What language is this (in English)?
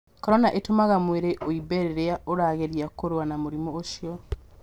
Kikuyu